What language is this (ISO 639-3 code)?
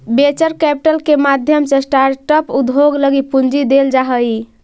mag